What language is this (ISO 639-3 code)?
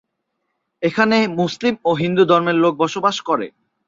ben